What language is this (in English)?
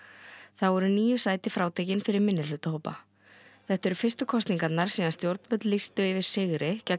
Icelandic